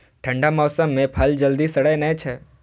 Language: Maithili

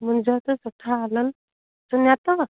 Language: Sindhi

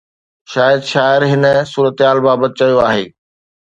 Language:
Sindhi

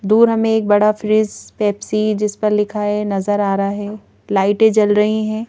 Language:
Hindi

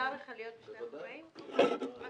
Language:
Hebrew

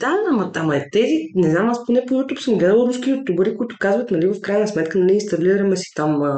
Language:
Bulgarian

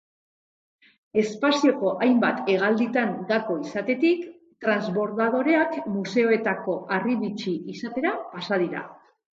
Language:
Basque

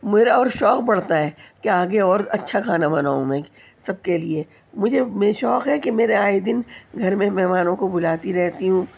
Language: Urdu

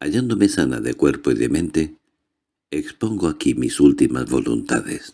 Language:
Spanish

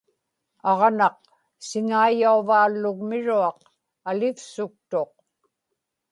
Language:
Inupiaq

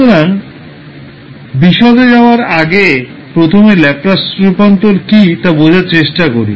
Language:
Bangla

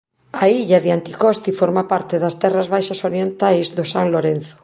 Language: Galician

